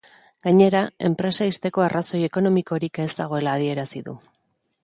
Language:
Basque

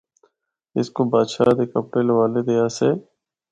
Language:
Northern Hindko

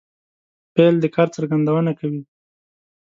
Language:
Pashto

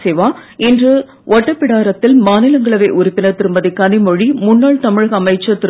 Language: Tamil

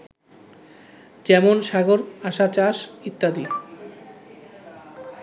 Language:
Bangla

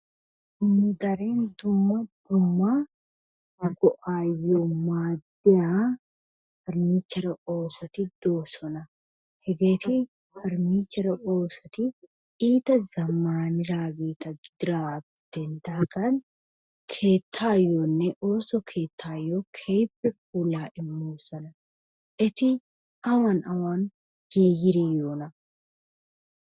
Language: Wolaytta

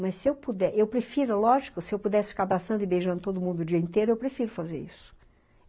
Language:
Portuguese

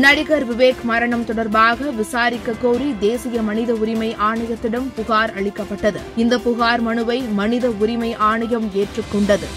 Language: Tamil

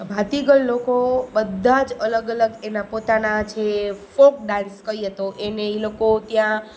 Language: Gujarati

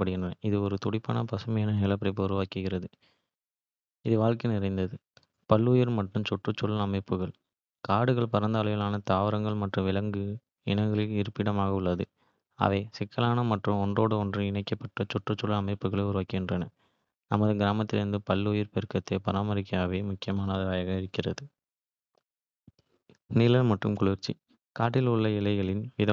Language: Kota (India)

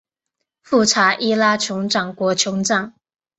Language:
Chinese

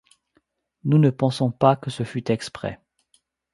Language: French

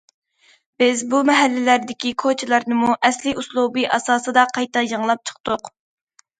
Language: Uyghur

